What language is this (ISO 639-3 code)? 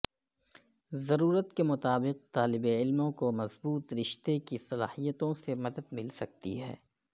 urd